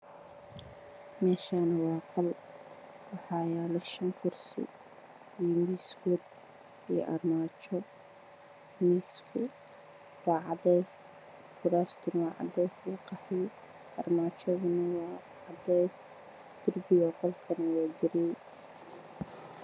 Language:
Somali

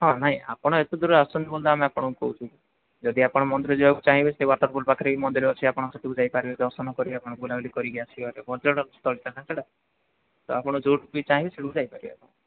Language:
Odia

